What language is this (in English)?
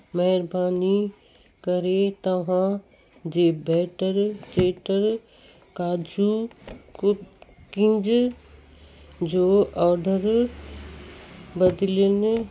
Sindhi